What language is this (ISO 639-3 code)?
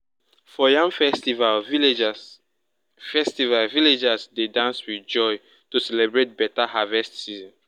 pcm